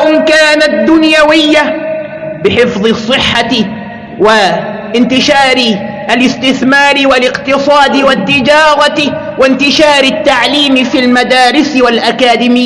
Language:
Arabic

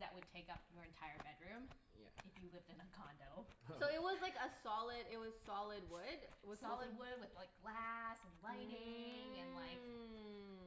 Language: English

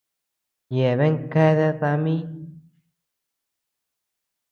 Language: Tepeuxila Cuicatec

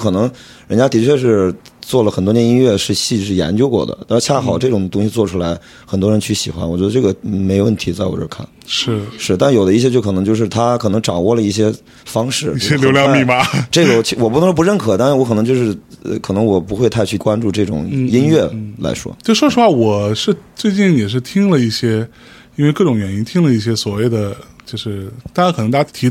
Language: Chinese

